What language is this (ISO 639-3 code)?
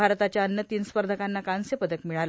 mar